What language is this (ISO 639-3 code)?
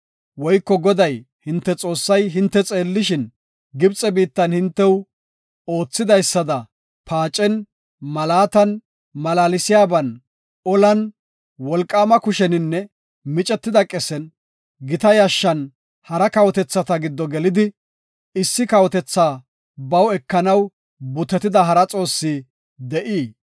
gof